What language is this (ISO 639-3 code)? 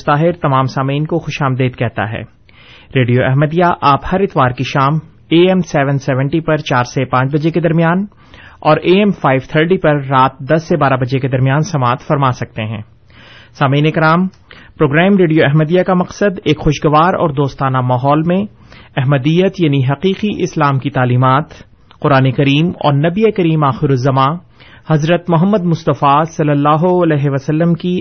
urd